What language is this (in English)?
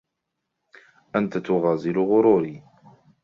Arabic